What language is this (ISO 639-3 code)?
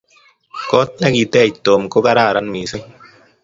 kln